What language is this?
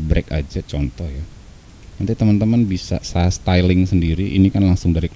Indonesian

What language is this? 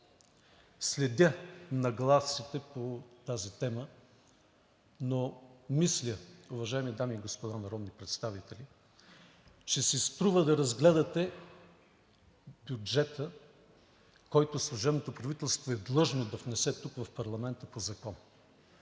Bulgarian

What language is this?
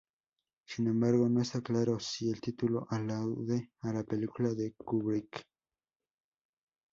Spanish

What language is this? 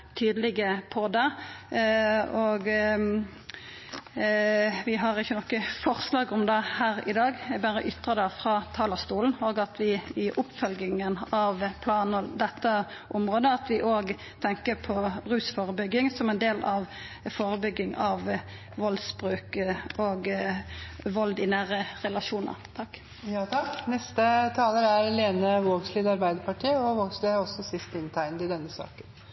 Norwegian Nynorsk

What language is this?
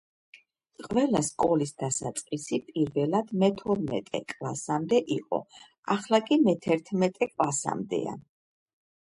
Georgian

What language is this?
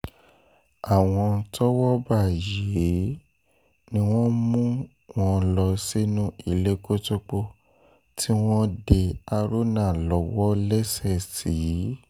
Yoruba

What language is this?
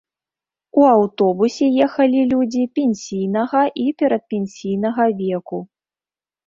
Belarusian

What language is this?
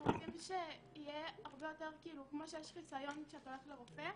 Hebrew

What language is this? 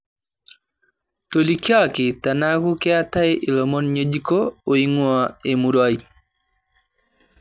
Masai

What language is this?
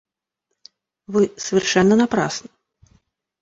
Russian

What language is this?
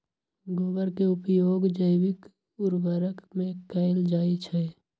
Magahi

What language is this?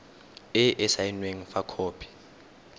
Tswana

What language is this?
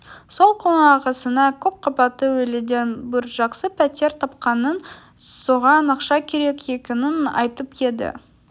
Kazakh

